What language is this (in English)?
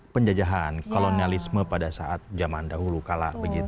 Indonesian